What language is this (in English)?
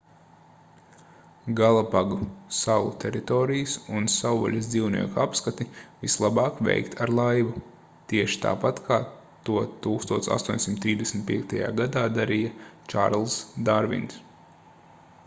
Latvian